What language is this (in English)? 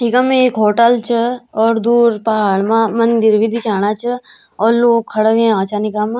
Garhwali